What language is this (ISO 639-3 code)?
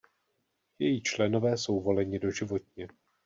ces